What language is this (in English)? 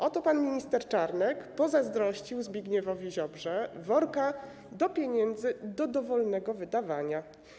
Polish